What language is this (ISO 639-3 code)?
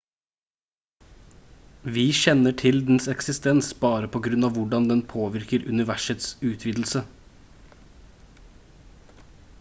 nob